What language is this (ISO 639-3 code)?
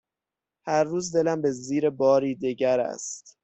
fas